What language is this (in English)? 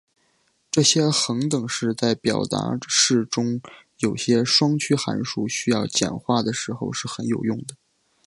Chinese